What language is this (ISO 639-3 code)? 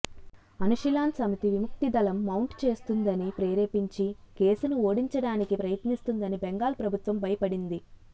tel